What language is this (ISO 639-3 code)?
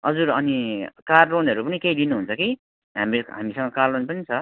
nep